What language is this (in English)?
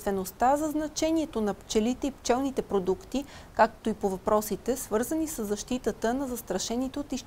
Bulgarian